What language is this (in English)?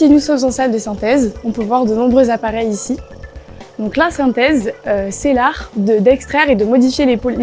French